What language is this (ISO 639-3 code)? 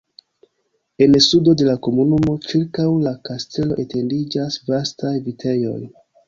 epo